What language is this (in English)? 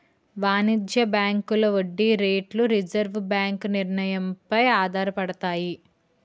Telugu